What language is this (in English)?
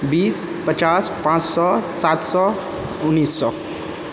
Maithili